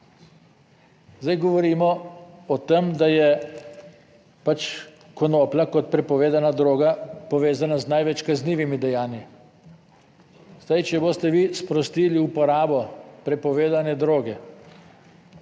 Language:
Slovenian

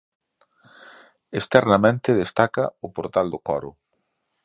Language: Galician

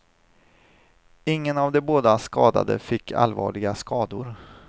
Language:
Swedish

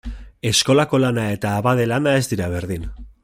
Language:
Basque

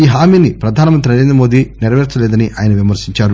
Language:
Telugu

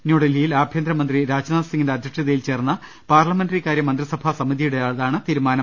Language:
Malayalam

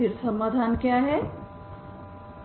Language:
Hindi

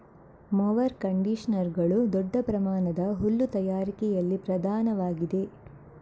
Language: Kannada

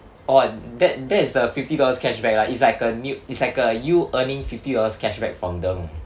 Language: English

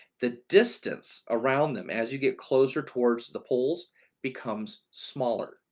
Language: English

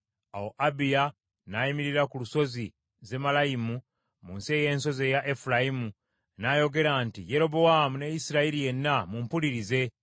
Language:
Ganda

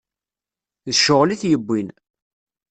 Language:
Kabyle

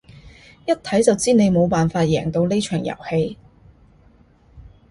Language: Cantonese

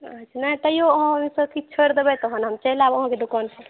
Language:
Maithili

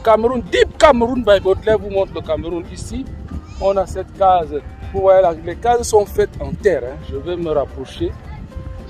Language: French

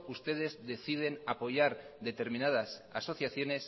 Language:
Spanish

